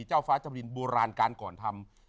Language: Thai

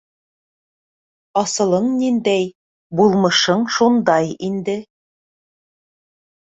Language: Bashkir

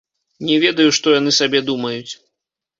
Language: Belarusian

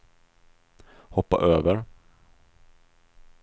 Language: Swedish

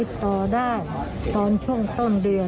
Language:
Thai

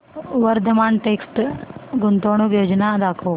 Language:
Marathi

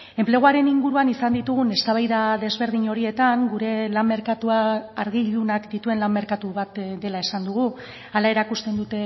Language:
Basque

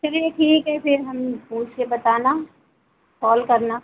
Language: Hindi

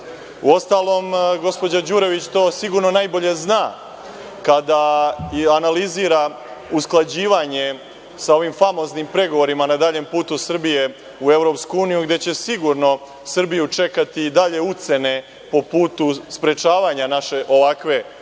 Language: Serbian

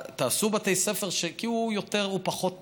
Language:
Hebrew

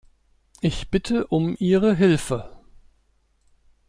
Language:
German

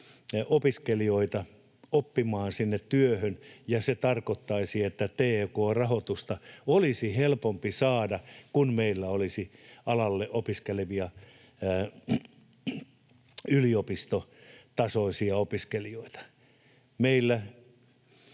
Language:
Finnish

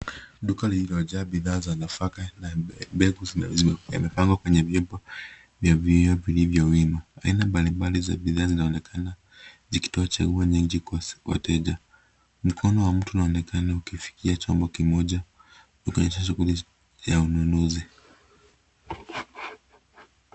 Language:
Swahili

